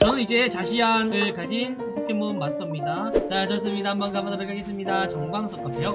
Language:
Korean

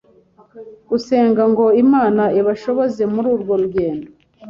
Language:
Kinyarwanda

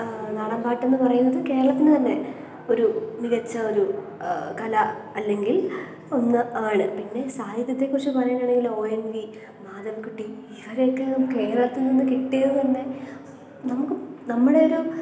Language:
Malayalam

